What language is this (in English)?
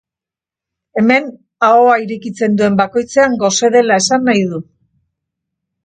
Basque